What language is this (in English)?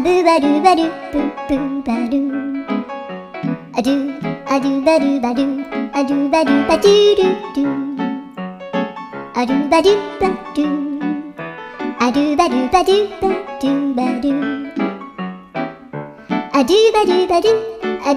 English